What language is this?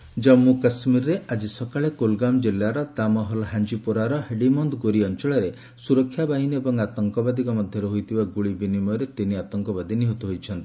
Odia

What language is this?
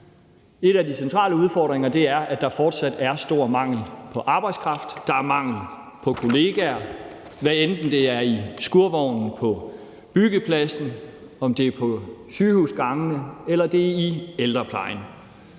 Danish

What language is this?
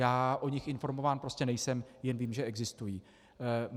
Czech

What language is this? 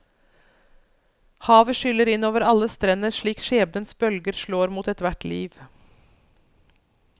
Norwegian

